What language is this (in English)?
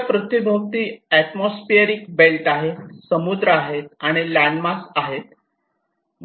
Marathi